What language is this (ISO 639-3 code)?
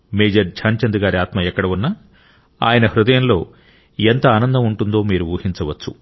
tel